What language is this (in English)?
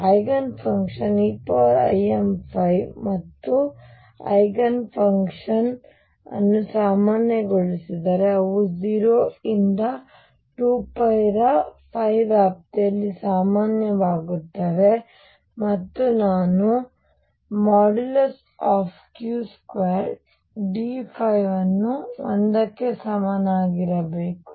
Kannada